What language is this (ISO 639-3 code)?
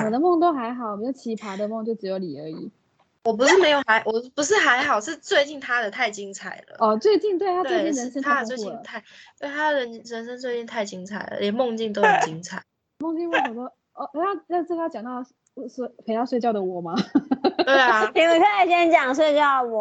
zho